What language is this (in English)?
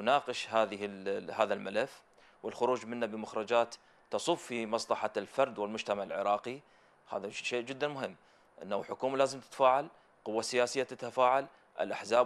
Arabic